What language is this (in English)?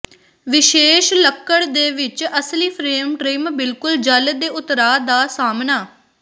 Punjabi